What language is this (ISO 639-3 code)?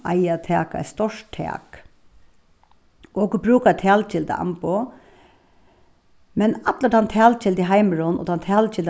fao